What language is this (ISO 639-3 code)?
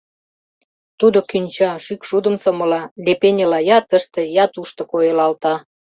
chm